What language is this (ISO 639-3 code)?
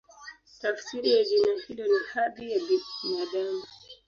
swa